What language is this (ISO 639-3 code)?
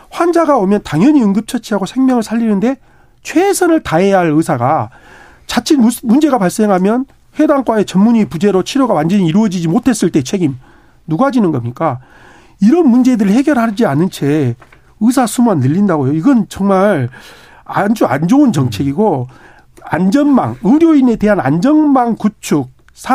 kor